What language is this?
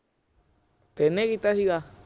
Punjabi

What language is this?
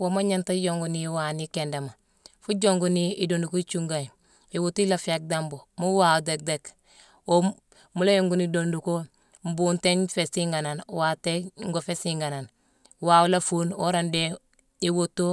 Mansoanka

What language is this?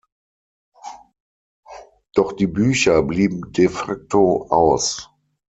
German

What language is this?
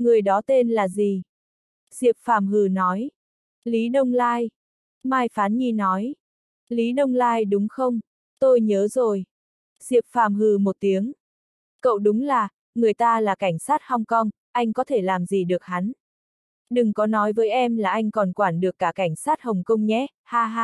Vietnamese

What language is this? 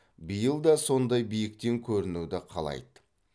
Kazakh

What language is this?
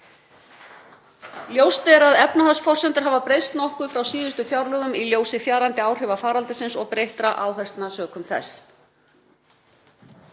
Icelandic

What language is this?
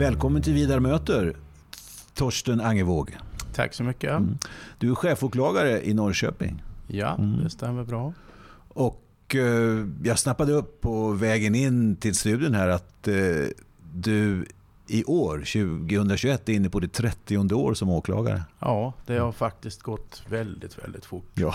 Swedish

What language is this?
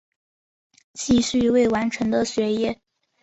Chinese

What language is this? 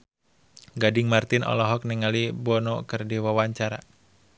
Sundanese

